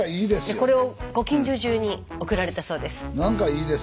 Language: Japanese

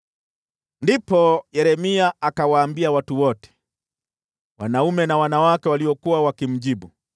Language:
Swahili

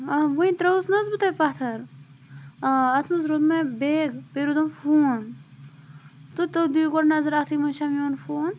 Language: Kashmiri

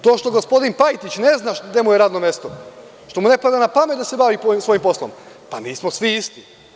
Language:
Serbian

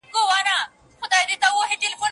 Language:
Pashto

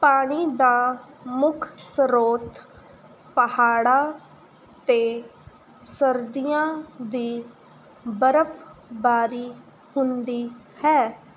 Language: Punjabi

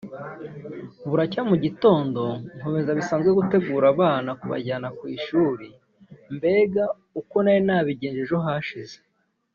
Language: Kinyarwanda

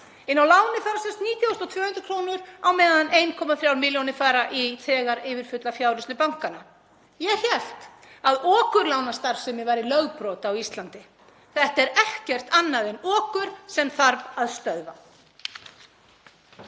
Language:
Icelandic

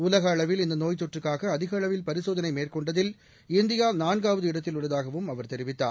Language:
Tamil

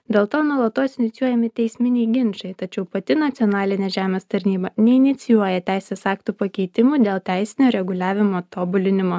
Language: Lithuanian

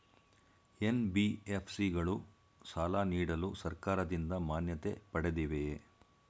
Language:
Kannada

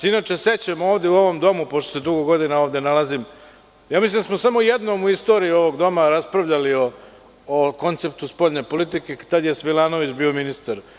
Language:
Serbian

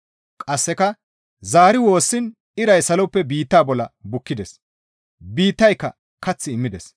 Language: Gamo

